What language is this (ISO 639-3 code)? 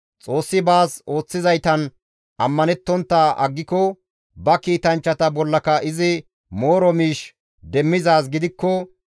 gmv